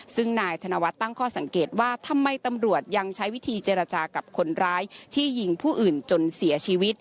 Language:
Thai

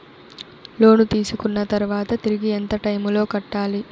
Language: Telugu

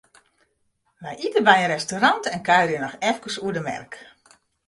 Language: Western Frisian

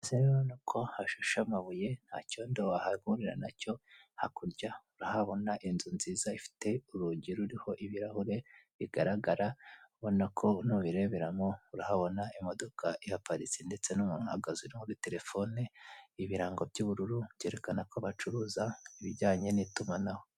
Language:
Kinyarwanda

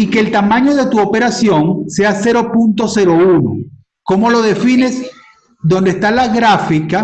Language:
Spanish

